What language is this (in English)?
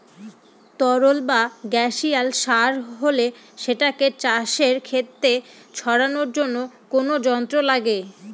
Bangla